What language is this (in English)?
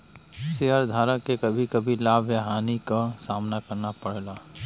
Bhojpuri